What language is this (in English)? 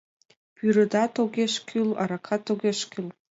Mari